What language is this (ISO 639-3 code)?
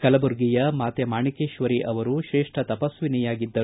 kan